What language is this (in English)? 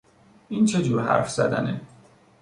Persian